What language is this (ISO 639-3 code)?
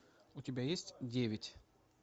rus